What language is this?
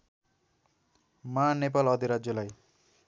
Nepali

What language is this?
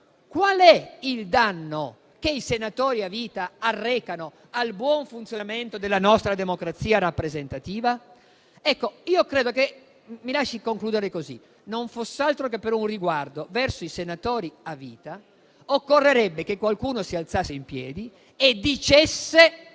Italian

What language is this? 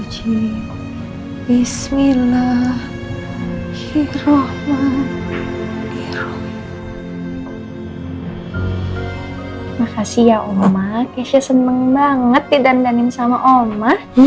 Indonesian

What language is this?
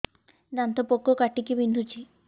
Odia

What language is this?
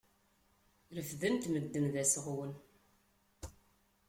Kabyle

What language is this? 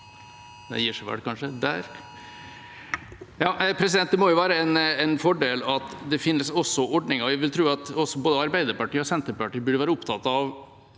Norwegian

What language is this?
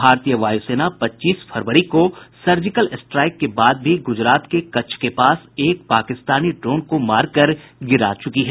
Hindi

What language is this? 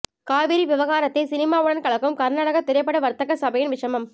Tamil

